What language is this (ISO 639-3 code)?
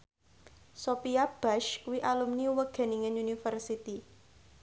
jav